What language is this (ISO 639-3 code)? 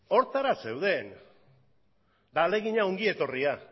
eus